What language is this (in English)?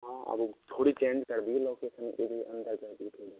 Hindi